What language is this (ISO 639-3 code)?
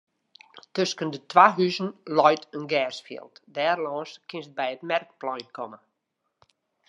fry